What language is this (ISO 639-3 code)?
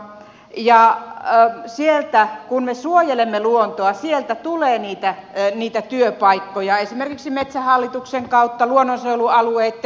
fin